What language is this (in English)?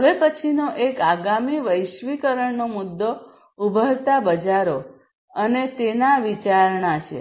Gujarati